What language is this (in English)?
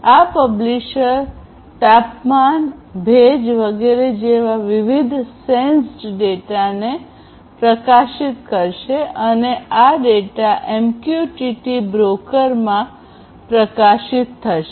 Gujarati